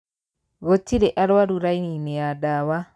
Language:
Kikuyu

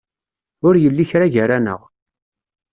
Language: Kabyle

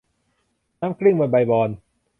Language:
Thai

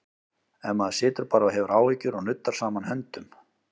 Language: Icelandic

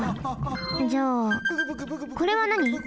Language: Japanese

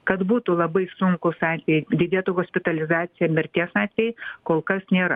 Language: Lithuanian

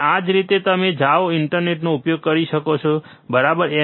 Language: Gujarati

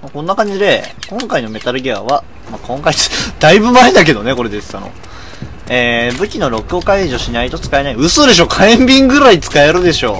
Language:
Japanese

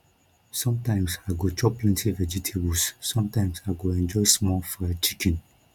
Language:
Nigerian Pidgin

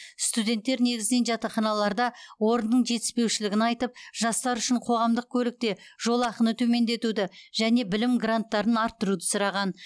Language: Kazakh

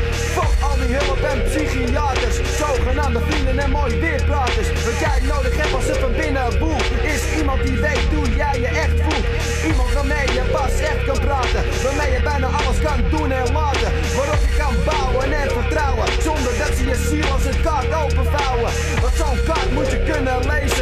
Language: Dutch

